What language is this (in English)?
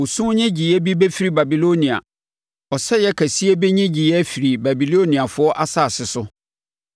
Akan